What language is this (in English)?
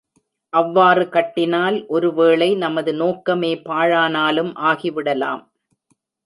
Tamil